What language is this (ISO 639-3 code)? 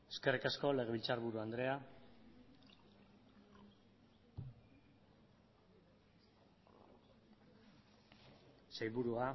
eus